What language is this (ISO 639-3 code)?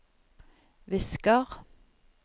nor